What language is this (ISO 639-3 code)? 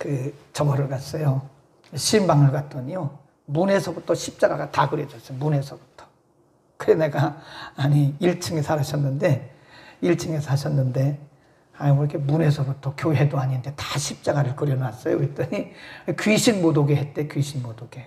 kor